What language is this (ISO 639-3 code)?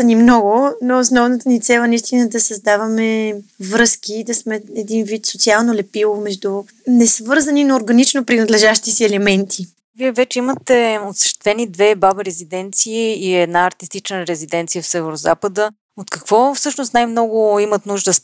bul